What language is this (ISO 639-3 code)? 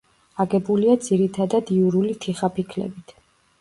kat